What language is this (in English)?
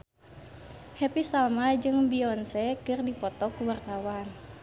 Sundanese